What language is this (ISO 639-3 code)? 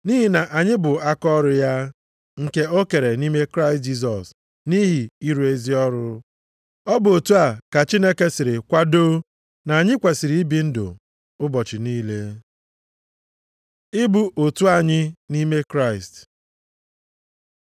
ibo